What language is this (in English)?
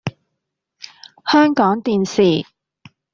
Cantonese